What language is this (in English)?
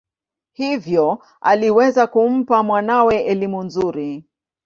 Swahili